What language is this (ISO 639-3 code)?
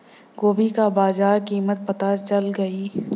bho